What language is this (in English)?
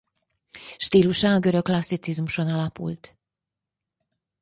Hungarian